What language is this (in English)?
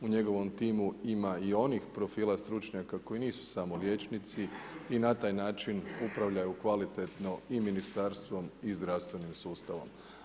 Croatian